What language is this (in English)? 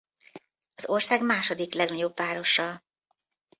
Hungarian